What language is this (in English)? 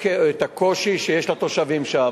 Hebrew